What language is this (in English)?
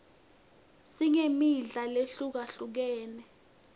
Swati